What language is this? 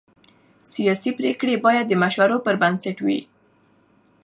Pashto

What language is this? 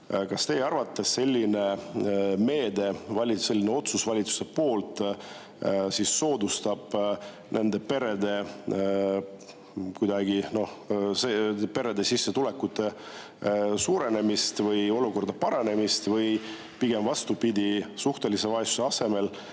Estonian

